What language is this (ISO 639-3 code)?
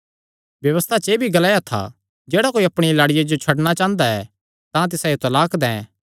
xnr